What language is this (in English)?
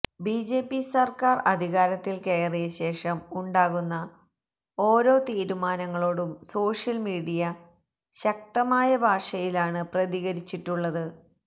Malayalam